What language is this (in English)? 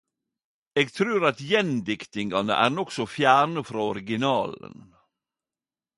Norwegian Nynorsk